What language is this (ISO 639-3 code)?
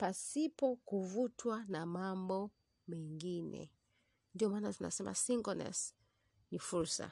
swa